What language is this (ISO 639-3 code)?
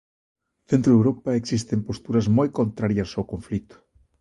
glg